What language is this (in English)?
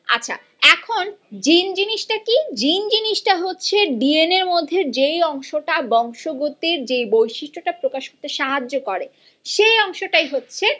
Bangla